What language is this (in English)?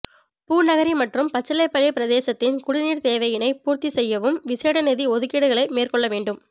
Tamil